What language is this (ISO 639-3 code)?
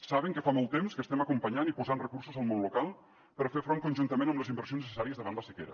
cat